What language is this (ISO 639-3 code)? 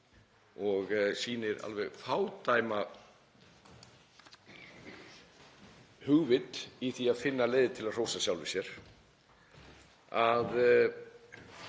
isl